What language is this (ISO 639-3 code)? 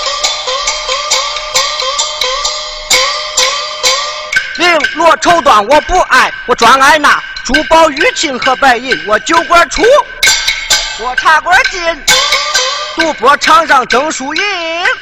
zho